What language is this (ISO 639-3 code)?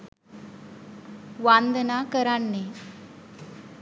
sin